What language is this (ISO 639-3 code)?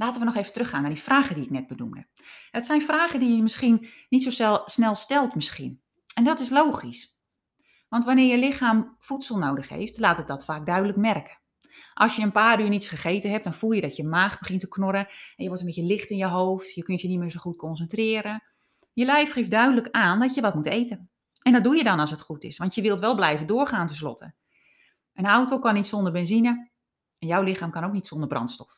nld